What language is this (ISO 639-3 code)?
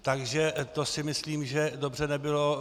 ces